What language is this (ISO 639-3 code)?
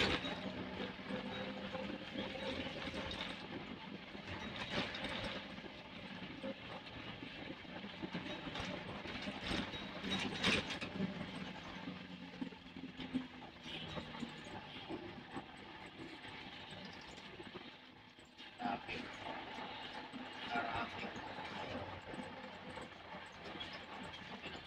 fil